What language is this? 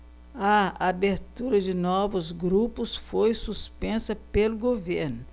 Portuguese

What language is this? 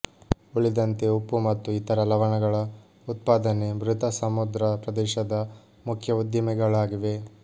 Kannada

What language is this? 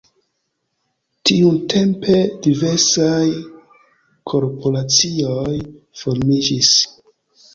Esperanto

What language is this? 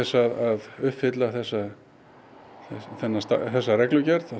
Icelandic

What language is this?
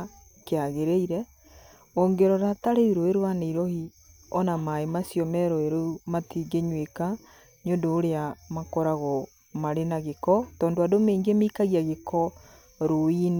Kikuyu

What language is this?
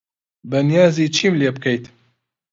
Central Kurdish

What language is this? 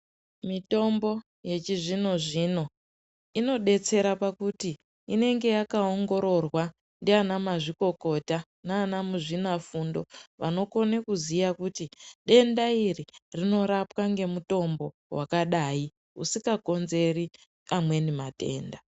Ndau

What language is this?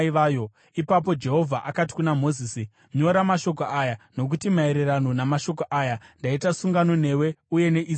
Shona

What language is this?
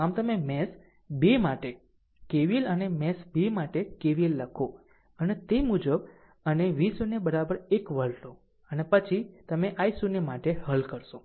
Gujarati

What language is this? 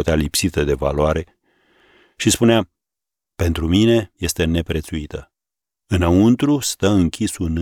Romanian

